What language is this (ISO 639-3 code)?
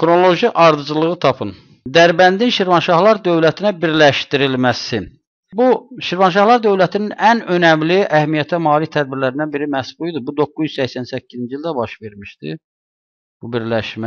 tur